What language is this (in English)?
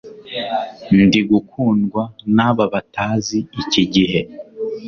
Kinyarwanda